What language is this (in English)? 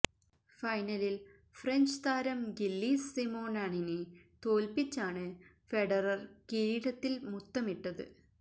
Malayalam